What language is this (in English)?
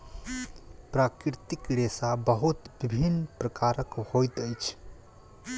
Maithili